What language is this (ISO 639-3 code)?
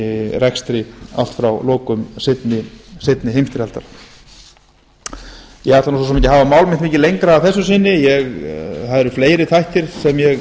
isl